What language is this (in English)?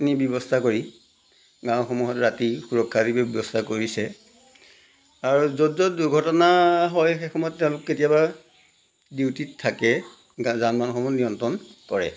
Assamese